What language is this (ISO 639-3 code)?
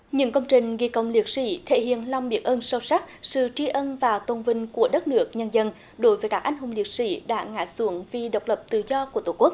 vie